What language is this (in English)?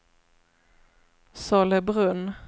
Swedish